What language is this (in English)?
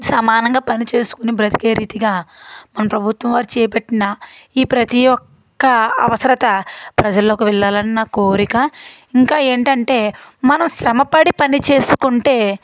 Telugu